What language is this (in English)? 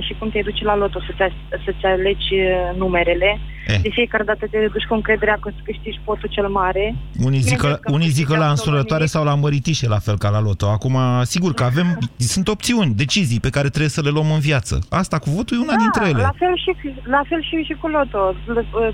Romanian